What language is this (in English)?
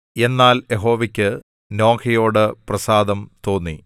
Malayalam